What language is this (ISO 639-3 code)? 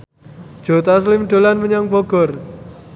jav